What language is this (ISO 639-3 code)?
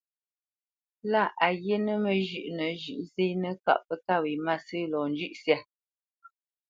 bce